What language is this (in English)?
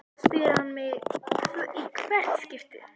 Icelandic